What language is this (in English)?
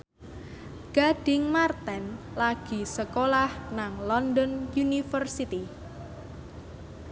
Javanese